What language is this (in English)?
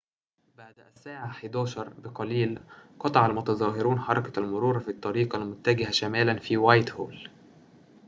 Arabic